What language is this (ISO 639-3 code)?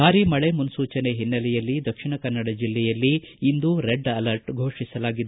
kan